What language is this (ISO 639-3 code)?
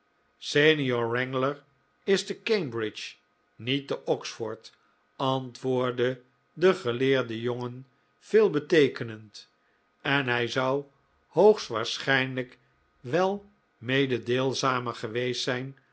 nld